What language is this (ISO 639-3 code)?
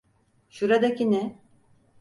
tur